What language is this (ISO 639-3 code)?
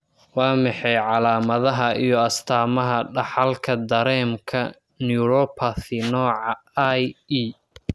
som